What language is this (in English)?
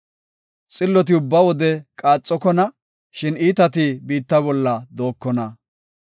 Gofa